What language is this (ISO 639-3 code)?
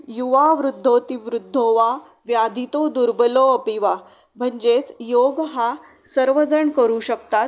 mar